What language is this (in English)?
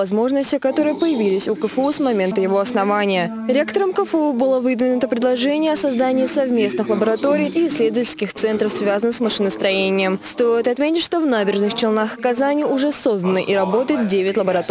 Russian